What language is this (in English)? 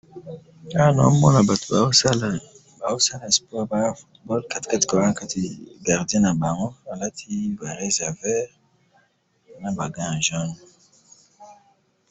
Lingala